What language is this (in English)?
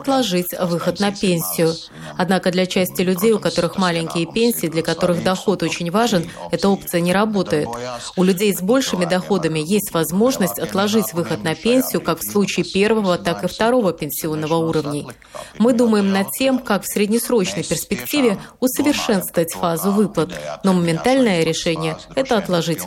Russian